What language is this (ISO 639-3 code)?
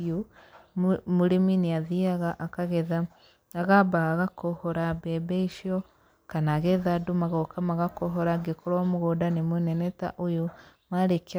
kik